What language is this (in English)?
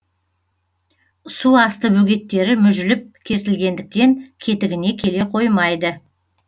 Kazakh